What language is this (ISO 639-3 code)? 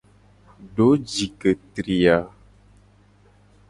gej